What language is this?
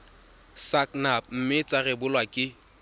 Tswana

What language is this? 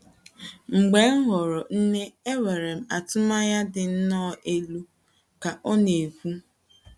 Igbo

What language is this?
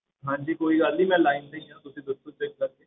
Punjabi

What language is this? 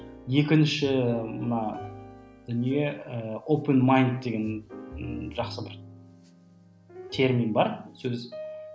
Kazakh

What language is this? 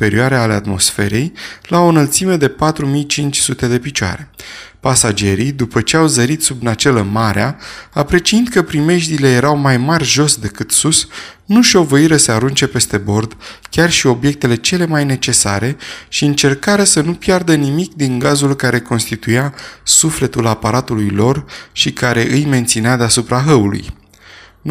Romanian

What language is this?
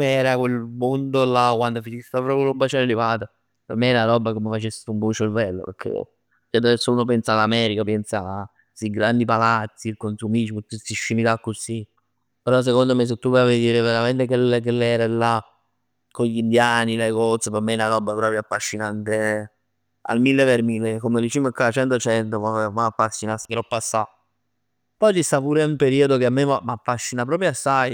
Neapolitan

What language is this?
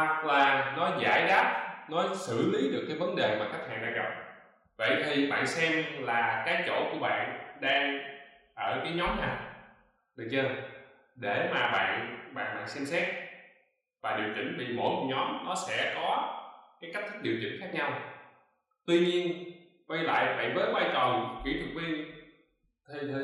Vietnamese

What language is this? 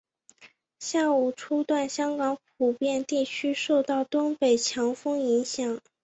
Chinese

